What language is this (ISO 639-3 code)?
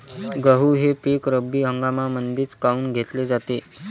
mar